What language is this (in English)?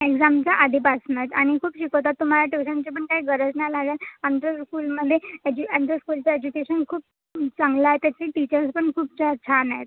Marathi